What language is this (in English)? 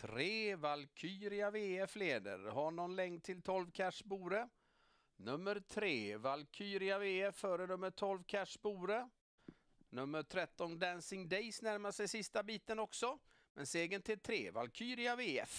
Swedish